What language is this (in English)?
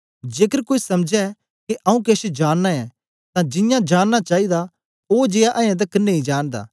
Dogri